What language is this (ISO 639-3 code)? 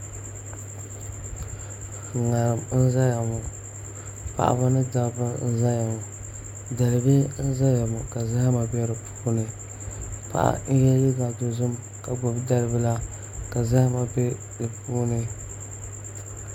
dag